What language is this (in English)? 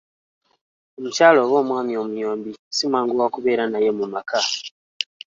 Ganda